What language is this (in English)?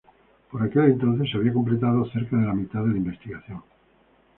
Spanish